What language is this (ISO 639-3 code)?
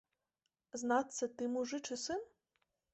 bel